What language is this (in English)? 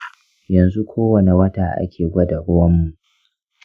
Hausa